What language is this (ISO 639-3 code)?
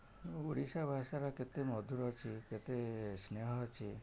ori